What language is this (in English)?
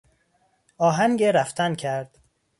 Persian